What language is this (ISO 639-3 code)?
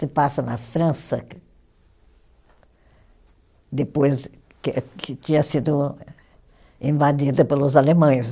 por